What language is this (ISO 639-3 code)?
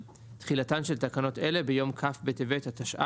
heb